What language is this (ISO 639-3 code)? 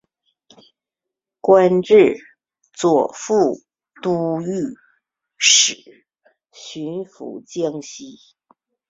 zho